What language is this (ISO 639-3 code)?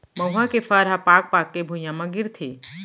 hne